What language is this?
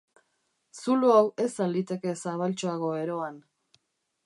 Basque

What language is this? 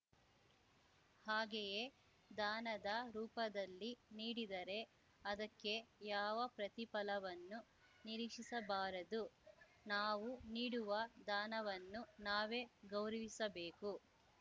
Kannada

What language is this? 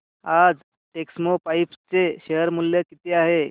Marathi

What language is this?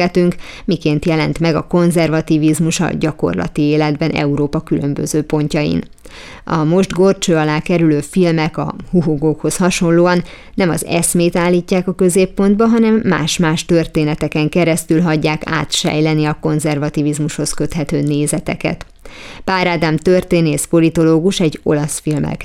Hungarian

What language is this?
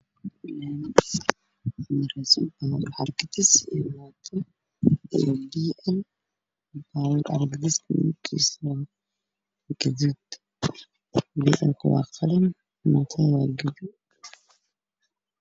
Somali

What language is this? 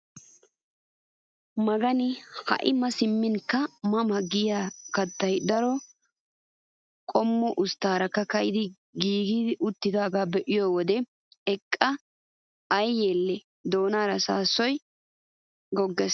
Wolaytta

